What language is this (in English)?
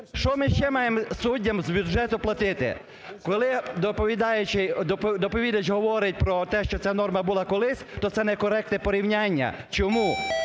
Ukrainian